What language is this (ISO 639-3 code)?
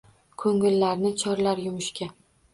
uzb